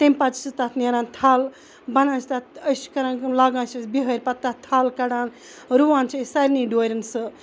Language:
Kashmiri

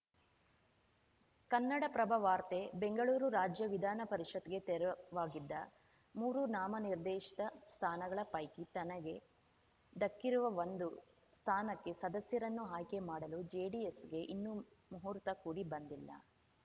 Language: Kannada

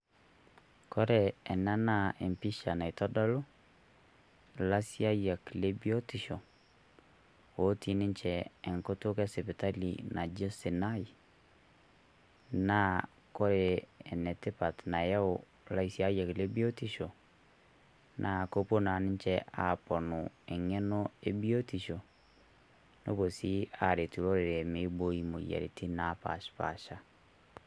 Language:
Masai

